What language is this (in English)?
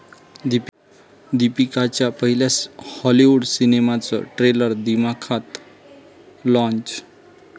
Marathi